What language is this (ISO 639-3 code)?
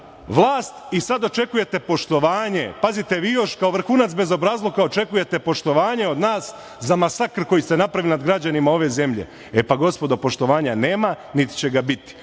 srp